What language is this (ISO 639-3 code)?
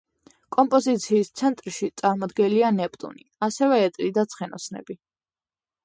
kat